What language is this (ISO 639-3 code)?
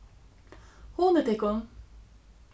fao